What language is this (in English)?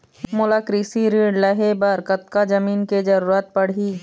Chhattisgarhi